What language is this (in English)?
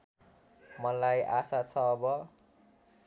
Nepali